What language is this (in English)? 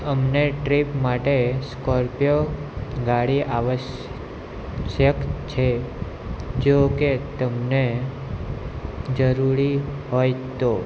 Gujarati